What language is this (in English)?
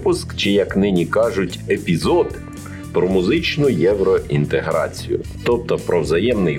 Ukrainian